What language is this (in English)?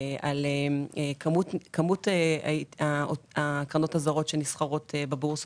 Hebrew